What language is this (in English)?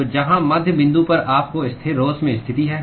Hindi